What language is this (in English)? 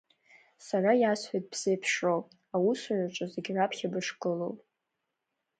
Abkhazian